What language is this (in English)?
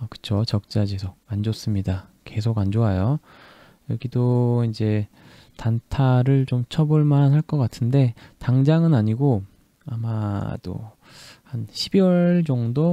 Korean